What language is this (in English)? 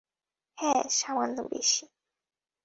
Bangla